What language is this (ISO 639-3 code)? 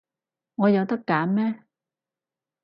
yue